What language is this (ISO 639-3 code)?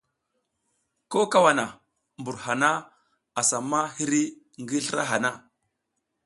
giz